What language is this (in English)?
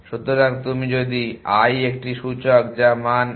Bangla